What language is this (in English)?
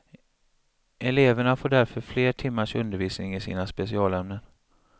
Swedish